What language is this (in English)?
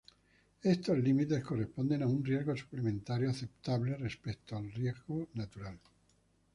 Spanish